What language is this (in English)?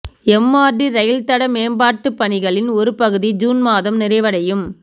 Tamil